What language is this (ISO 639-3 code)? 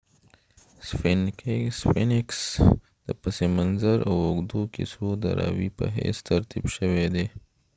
pus